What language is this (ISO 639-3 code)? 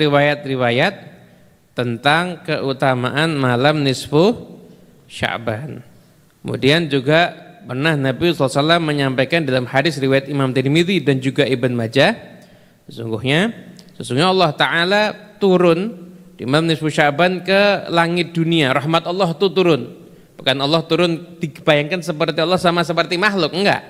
ind